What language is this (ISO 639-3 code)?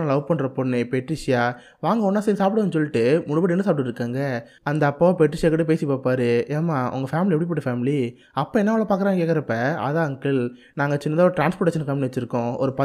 tam